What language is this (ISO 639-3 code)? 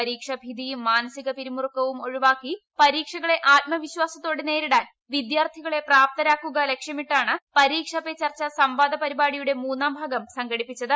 mal